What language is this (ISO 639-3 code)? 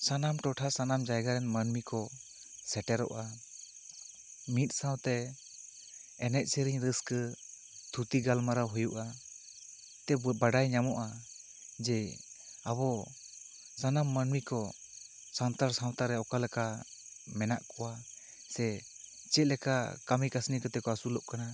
sat